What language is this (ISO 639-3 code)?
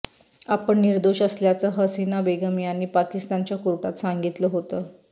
mar